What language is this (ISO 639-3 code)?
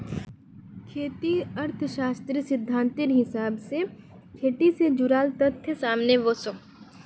mag